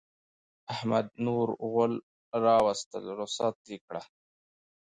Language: Pashto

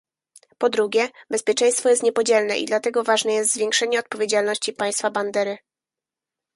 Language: Polish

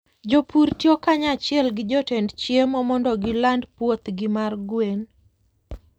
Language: Luo (Kenya and Tanzania)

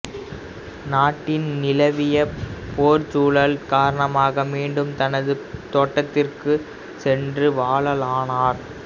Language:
Tamil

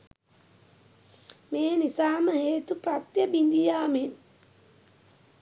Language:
Sinhala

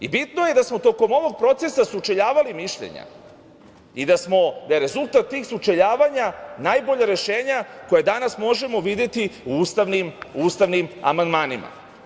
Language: Serbian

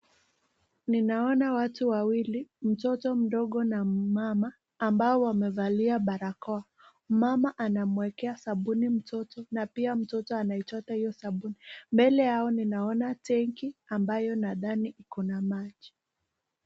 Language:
Swahili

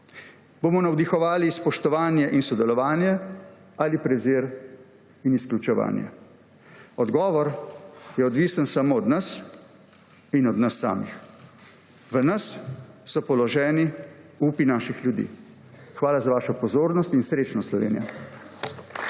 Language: Slovenian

